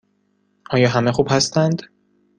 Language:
Persian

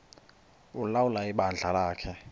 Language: Xhosa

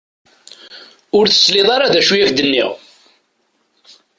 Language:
Kabyle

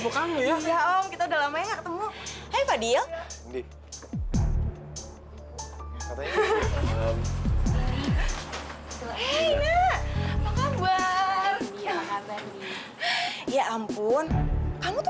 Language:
Indonesian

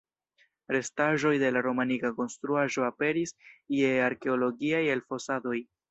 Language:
Esperanto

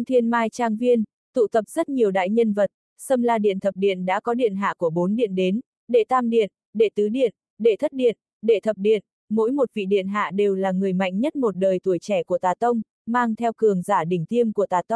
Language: Vietnamese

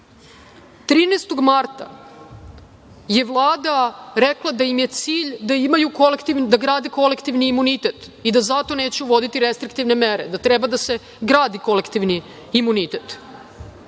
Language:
Serbian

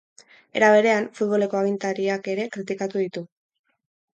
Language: Basque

